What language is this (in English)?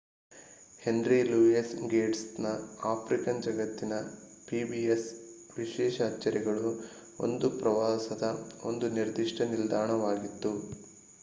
Kannada